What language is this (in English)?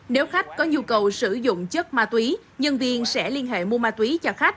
Vietnamese